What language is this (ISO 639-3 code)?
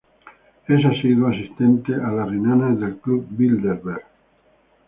spa